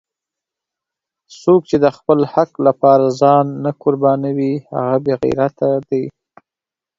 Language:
Pashto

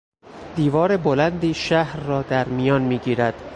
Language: Persian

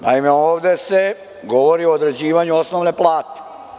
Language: Serbian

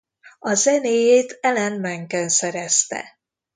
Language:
Hungarian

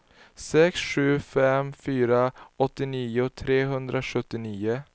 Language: Swedish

